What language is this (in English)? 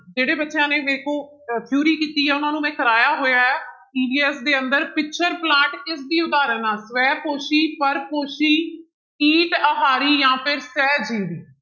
Punjabi